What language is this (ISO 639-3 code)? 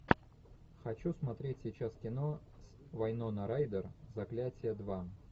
rus